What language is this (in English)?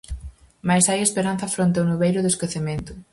Galician